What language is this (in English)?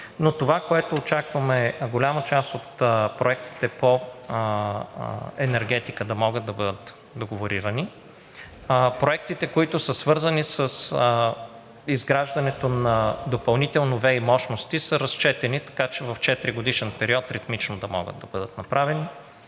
Bulgarian